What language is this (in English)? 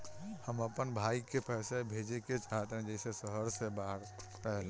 Bhojpuri